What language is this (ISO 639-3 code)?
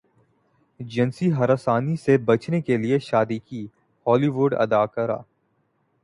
urd